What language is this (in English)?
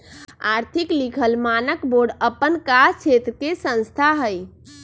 Magahi